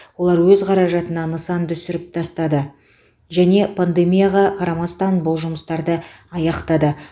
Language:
Kazakh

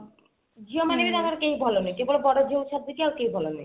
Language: Odia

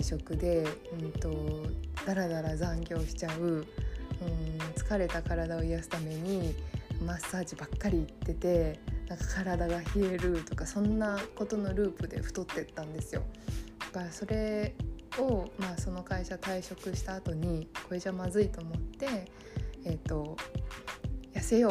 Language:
Japanese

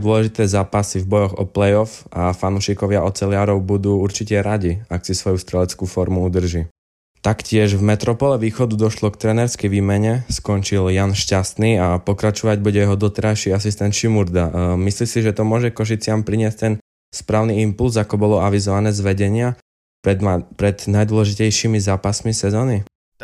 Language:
Slovak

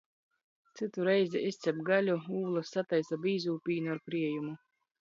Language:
Latgalian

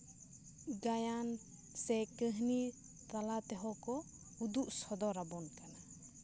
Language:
Santali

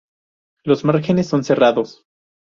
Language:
Spanish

